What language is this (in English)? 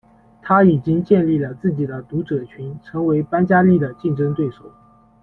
Chinese